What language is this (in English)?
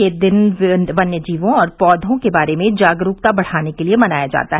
Hindi